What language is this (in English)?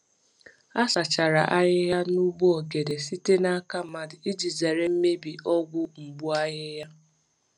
Igbo